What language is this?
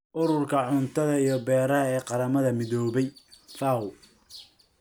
Somali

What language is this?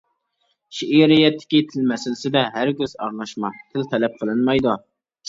Uyghur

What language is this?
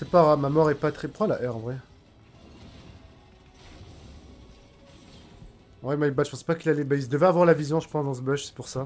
French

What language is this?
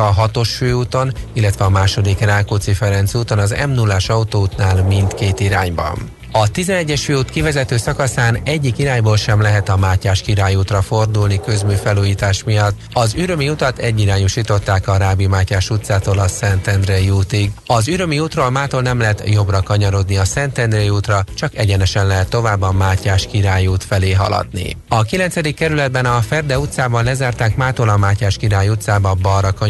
Hungarian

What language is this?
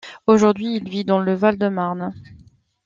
French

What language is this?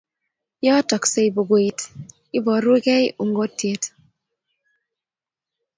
Kalenjin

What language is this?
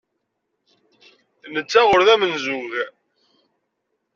Kabyle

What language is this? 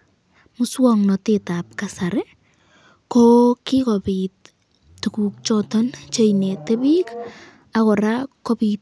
Kalenjin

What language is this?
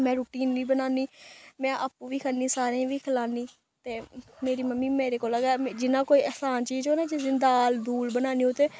Dogri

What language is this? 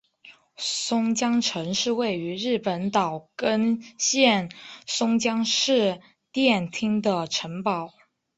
Chinese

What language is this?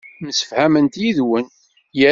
Kabyle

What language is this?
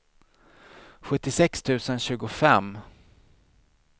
Swedish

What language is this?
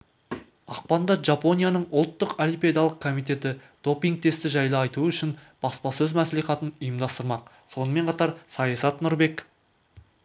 Kazakh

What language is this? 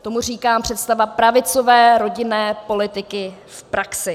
Czech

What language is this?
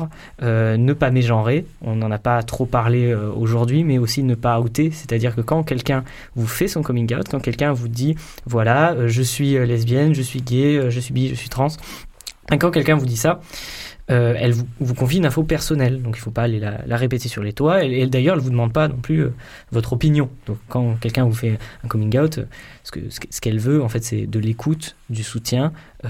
French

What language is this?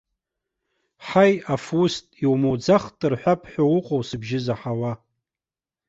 Abkhazian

